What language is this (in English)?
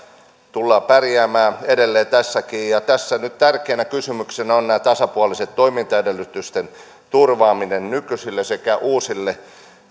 Finnish